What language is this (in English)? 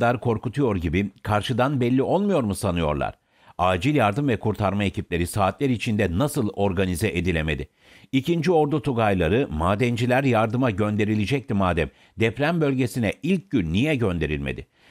Turkish